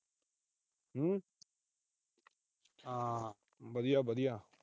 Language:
Punjabi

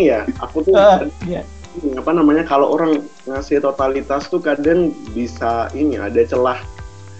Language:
Indonesian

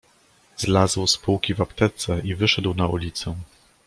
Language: Polish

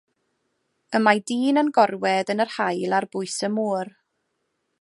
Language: Welsh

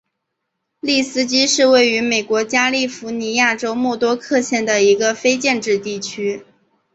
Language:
Chinese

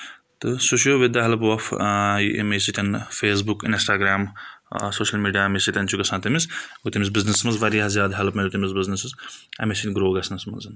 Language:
Kashmiri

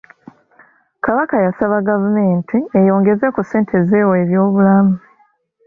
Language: Ganda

